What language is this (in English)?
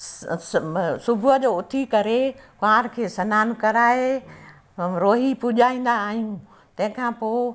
Sindhi